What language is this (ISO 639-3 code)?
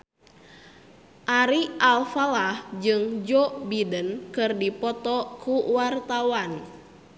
sun